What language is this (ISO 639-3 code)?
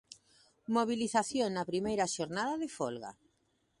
glg